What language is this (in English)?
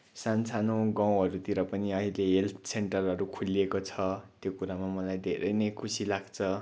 Nepali